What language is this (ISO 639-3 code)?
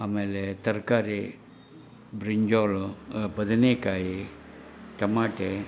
kan